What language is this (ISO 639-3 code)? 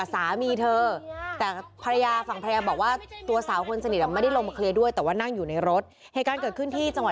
tha